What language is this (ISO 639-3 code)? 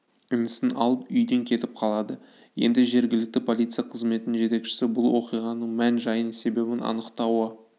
kaz